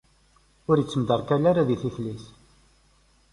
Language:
Kabyle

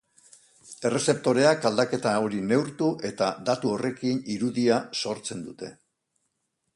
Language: Basque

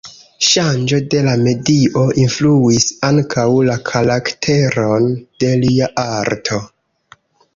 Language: Esperanto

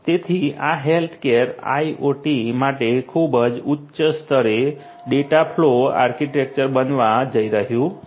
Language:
Gujarati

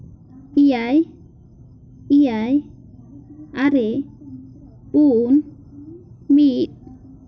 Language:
Santali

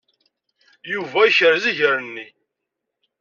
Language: Kabyle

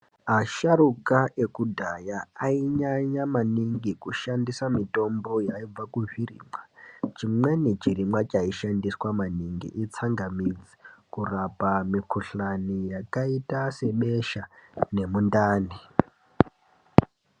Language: Ndau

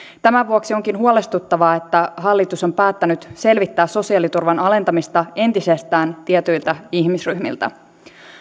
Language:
Finnish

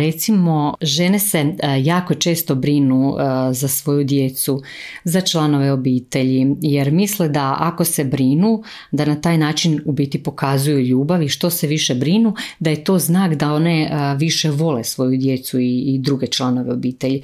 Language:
Croatian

